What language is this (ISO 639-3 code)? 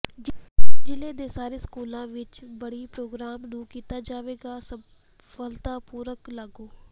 pan